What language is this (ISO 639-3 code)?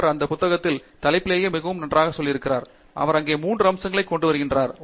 tam